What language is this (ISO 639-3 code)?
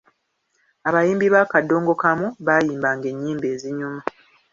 lug